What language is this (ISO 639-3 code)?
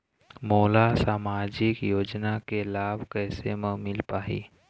hne